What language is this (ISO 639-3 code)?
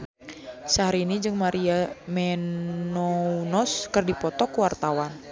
sun